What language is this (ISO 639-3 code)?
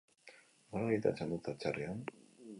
eus